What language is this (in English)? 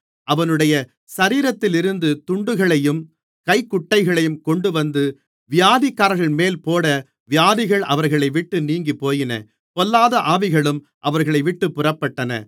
Tamil